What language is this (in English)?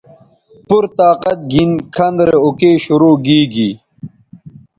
Bateri